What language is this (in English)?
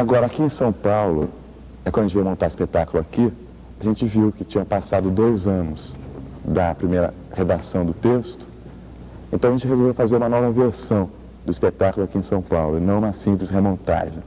Portuguese